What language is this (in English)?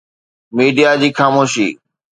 Sindhi